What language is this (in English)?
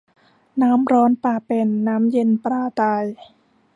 Thai